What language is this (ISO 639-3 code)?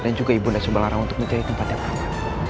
ind